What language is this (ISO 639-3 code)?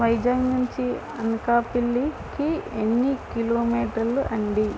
tel